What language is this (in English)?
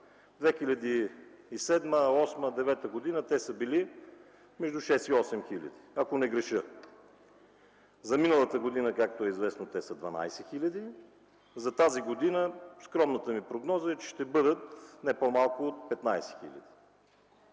Bulgarian